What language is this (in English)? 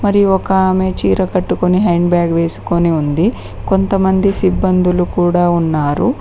Telugu